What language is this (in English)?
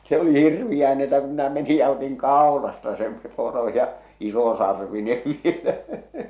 Finnish